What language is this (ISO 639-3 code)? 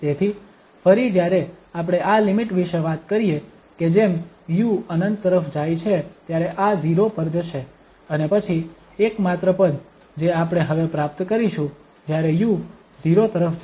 guj